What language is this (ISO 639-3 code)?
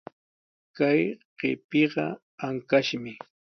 qws